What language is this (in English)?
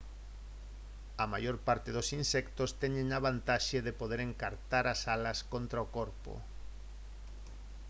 Galician